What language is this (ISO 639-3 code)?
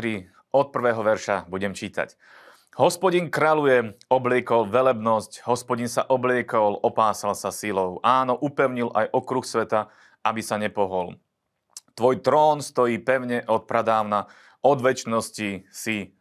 slk